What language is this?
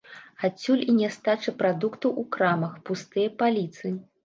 Belarusian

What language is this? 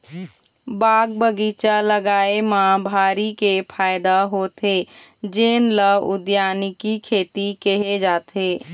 Chhattisgarhi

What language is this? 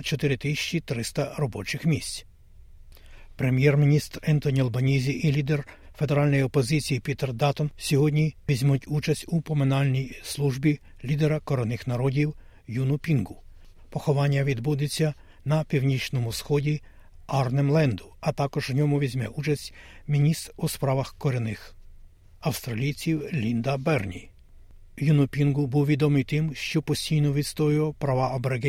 Ukrainian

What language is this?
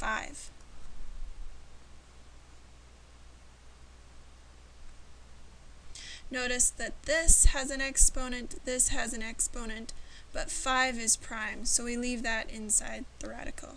English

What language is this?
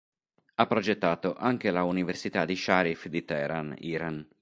Italian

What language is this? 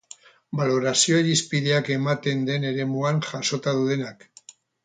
Basque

